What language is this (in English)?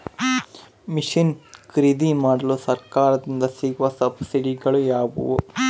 Kannada